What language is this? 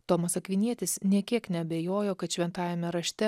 Lithuanian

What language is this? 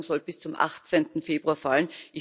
German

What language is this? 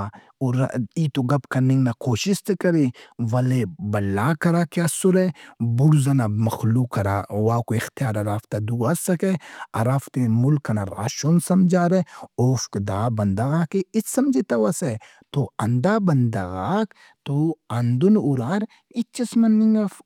Brahui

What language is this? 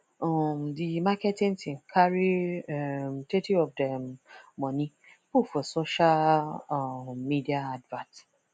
Nigerian Pidgin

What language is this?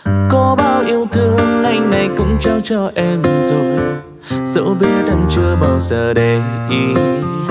Vietnamese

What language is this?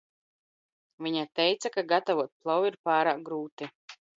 Latvian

